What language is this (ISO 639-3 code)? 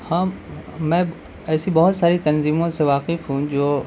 urd